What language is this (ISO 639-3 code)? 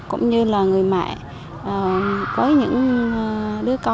vie